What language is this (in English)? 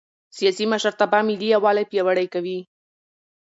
Pashto